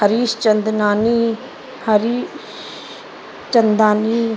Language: Sindhi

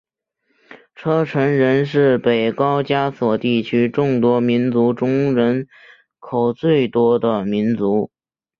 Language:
Chinese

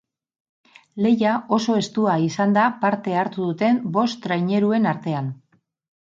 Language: Basque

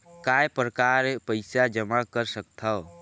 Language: Chhattisgarhi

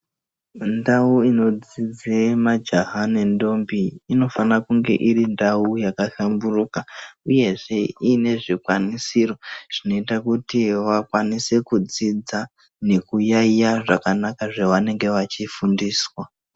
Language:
Ndau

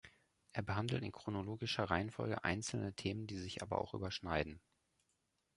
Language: German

